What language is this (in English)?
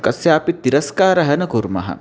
Sanskrit